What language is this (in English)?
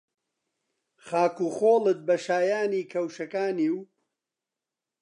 Central Kurdish